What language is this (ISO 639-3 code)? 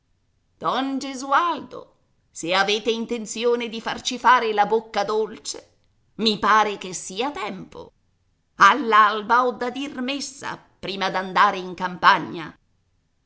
ita